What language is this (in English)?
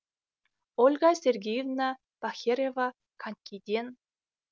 Kazakh